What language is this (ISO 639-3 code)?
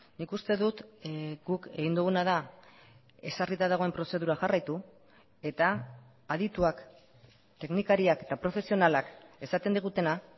eus